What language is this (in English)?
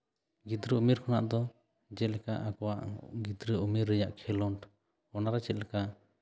Santali